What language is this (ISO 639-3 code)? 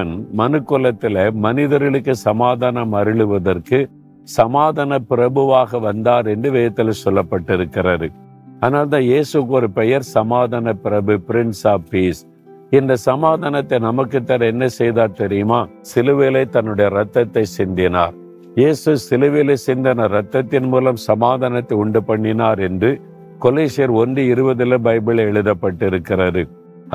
tam